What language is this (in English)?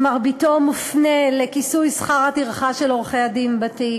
Hebrew